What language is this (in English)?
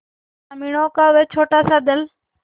Hindi